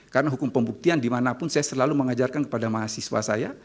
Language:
Indonesian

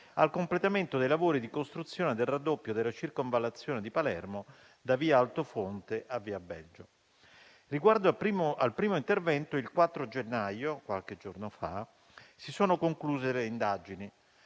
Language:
Italian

